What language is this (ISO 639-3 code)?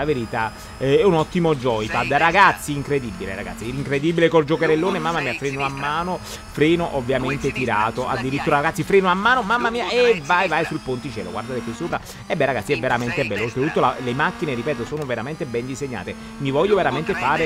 ita